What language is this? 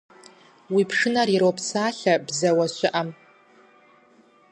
Kabardian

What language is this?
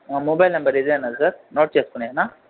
Telugu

